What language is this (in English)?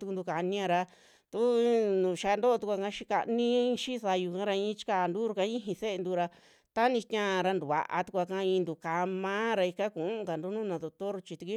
Western Juxtlahuaca Mixtec